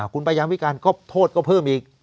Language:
Thai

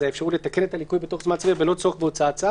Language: Hebrew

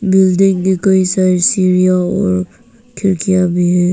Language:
Hindi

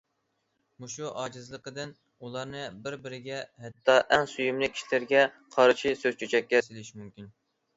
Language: Uyghur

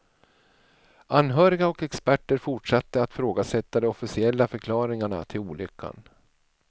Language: Swedish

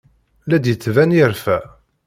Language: Kabyle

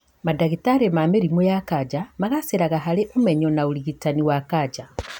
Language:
Kikuyu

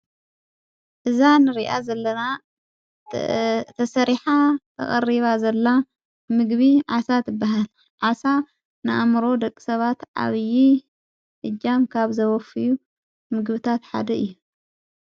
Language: Tigrinya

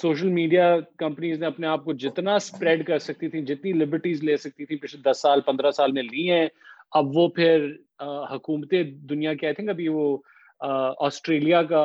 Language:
Urdu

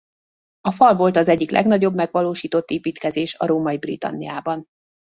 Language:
Hungarian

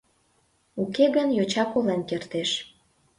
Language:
Mari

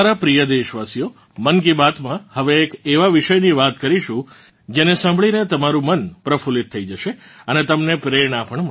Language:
Gujarati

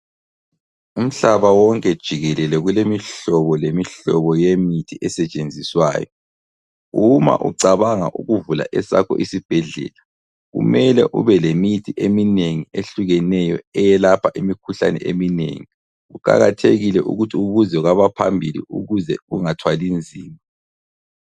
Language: North Ndebele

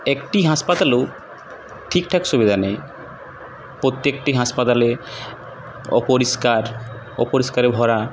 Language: Bangla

